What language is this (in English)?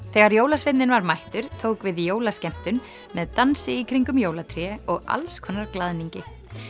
Icelandic